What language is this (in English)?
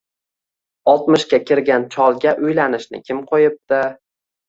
Uzbek